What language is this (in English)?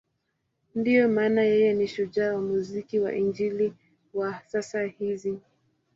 Swahili